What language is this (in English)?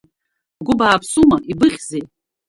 Abkhazian